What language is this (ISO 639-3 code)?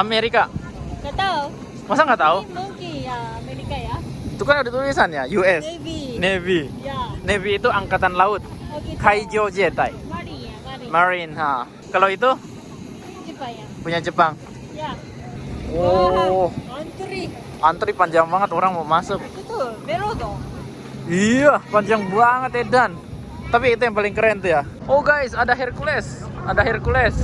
ind